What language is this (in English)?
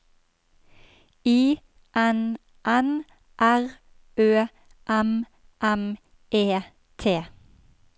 Norwegian